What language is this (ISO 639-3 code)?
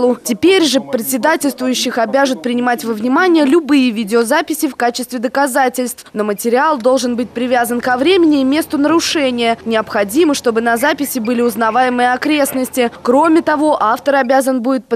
rus